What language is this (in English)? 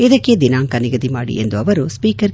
Kannada